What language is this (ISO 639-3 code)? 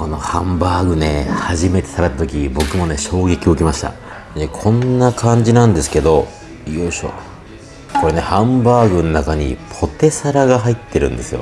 jpn